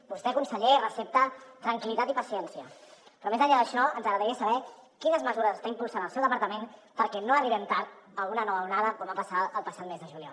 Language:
Catalan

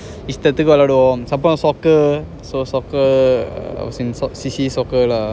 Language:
English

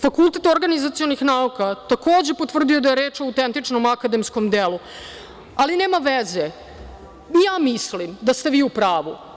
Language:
Serbian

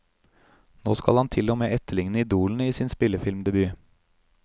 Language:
Norwegian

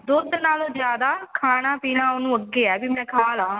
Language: Punjabi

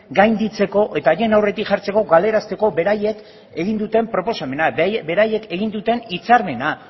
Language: Basque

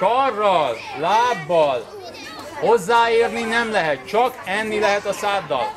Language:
Hungarian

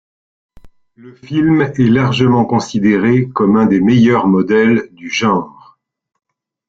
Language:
French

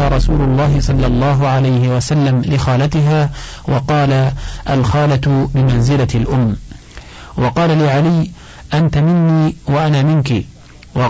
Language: Arabic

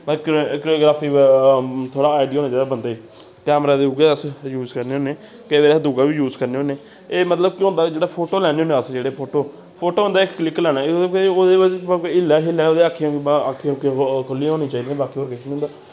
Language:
Dogri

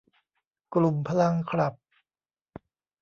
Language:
Thai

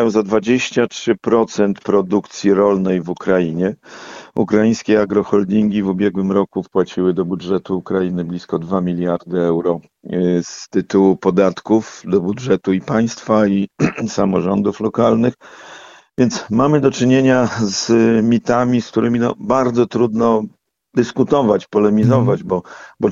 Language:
Polish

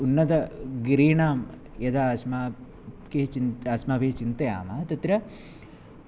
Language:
Sanskrit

